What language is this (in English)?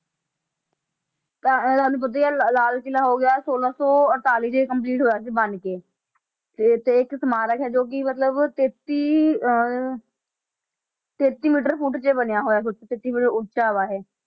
Punjabi